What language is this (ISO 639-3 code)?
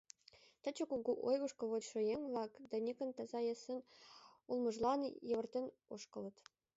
chm